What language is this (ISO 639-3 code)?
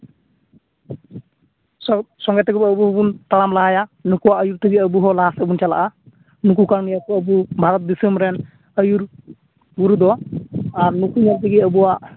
sat